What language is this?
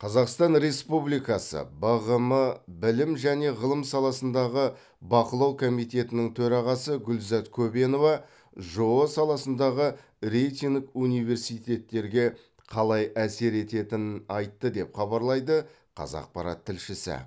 Kazakh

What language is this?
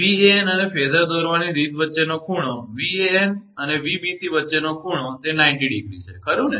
Gujarati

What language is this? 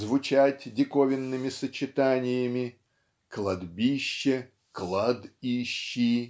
Russian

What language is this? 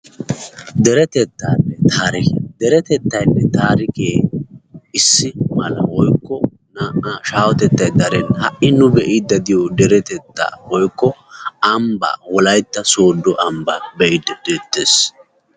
Wolaytta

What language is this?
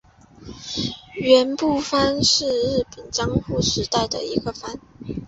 Chinese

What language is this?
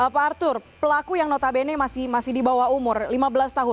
Indonesian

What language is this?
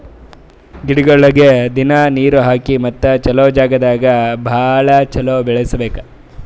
Kannada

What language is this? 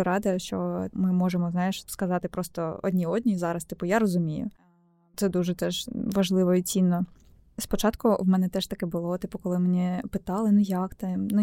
Ukrainian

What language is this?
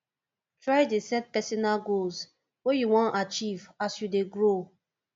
Nigerian Pidgin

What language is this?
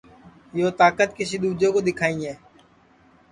Sansi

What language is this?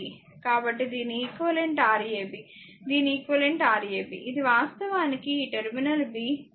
Telugu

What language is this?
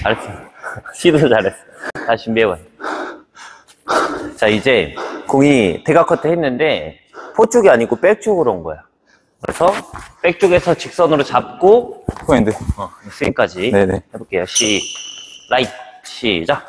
Korean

